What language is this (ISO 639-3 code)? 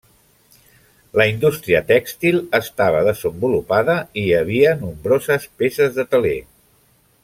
cat